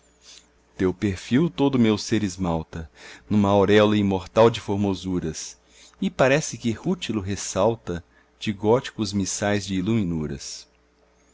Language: Portuguese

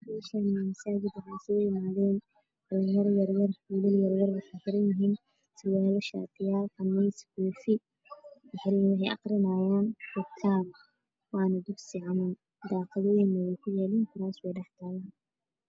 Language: Somali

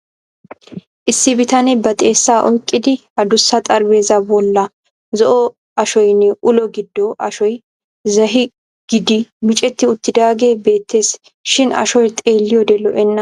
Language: Wolaytta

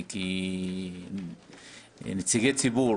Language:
Hebrew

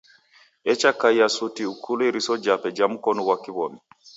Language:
Taita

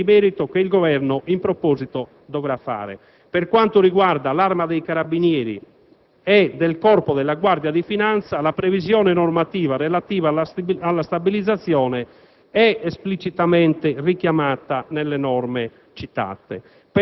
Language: Italian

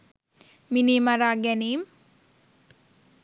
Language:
Sinhala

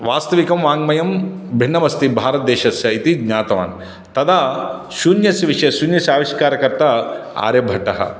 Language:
Sanskrit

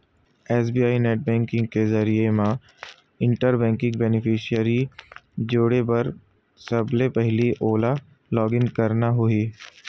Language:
Chhattisgarhi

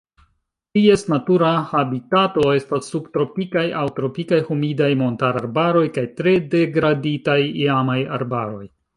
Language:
Esperanto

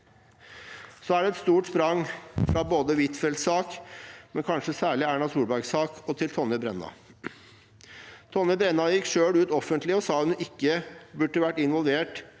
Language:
Norwegian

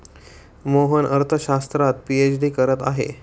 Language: Marathi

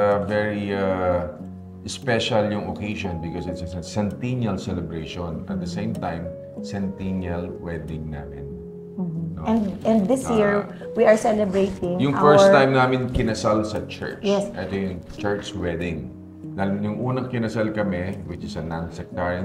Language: Filipino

